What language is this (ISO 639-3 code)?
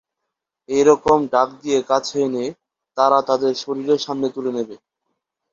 ben